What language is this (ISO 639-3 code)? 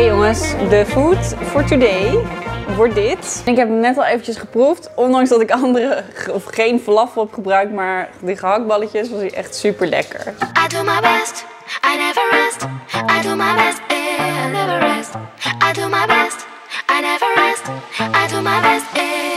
nld